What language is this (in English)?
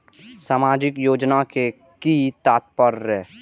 Maithili